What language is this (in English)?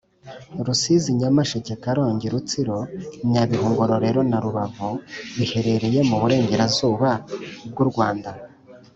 Kinyarwanda